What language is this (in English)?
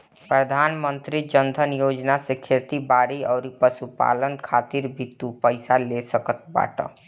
Bhojpuri